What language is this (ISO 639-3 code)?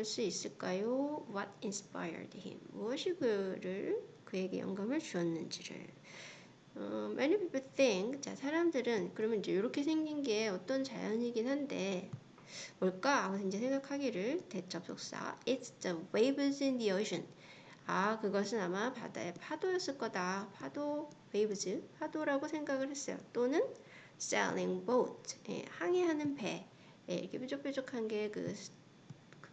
kor